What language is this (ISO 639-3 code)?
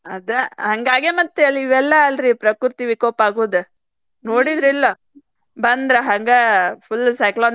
kan